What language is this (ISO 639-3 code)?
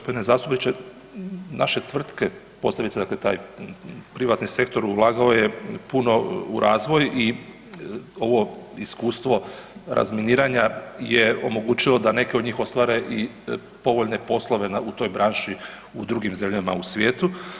hrv